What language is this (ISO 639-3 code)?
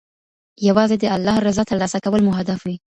pus